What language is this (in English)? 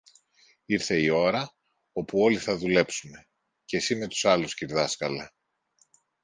Greek